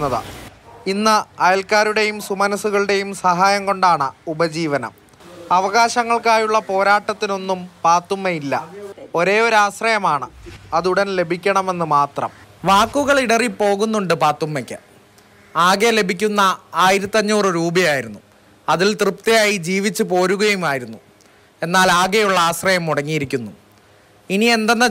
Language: Thai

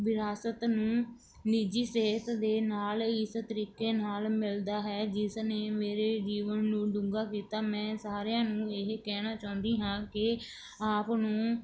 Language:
Punjabi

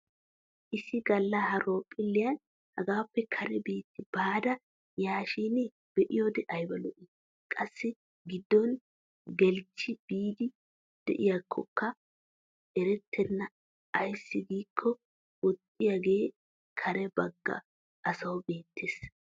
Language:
Wolaytta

